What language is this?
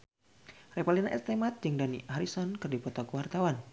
Sundanese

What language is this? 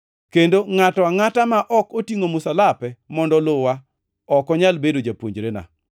Luo (Kenya and Tanzania)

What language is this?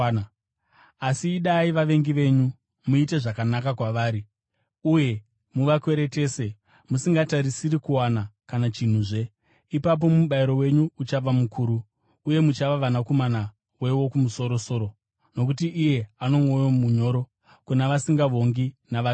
Shona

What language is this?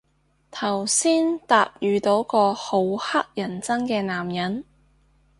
Cantonese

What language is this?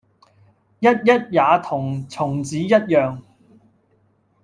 Cantonese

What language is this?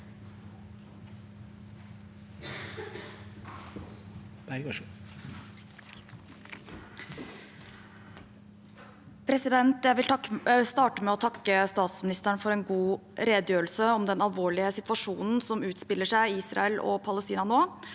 Norwegian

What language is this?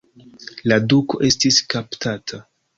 Esperanto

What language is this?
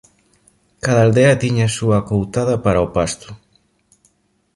Galician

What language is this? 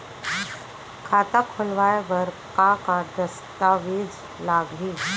Chhattisgarhi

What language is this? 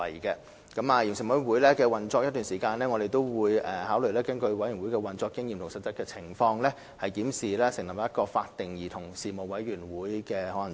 Cantonese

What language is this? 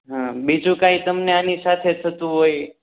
Gujarati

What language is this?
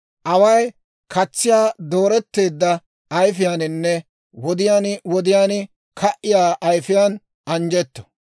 Dawro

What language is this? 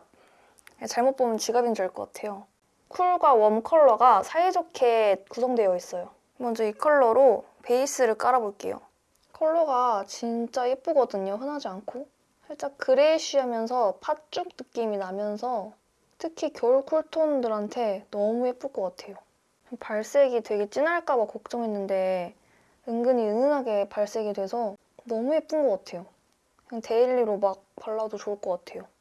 Korean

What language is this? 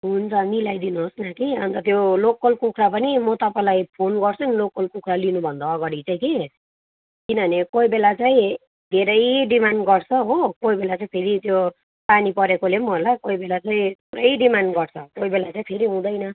Nepali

